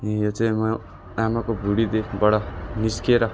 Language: Nepali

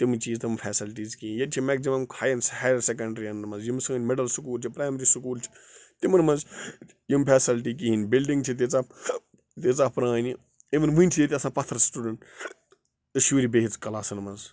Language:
Kashmiri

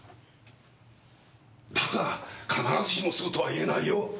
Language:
Japanese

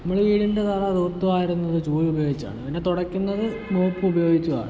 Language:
Malayalam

